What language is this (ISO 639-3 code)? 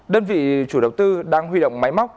vie